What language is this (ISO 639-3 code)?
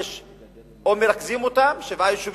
heb